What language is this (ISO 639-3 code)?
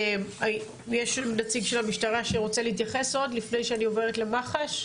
heb